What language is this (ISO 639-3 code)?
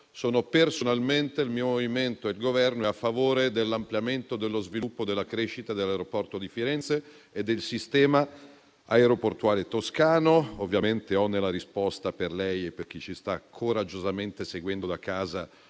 ita